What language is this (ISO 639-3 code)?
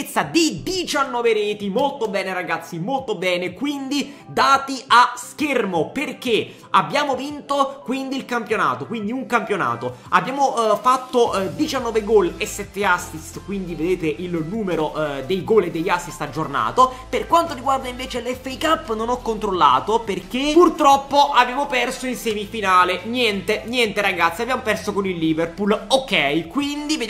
ita